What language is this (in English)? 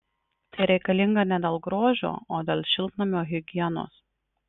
Lithuanian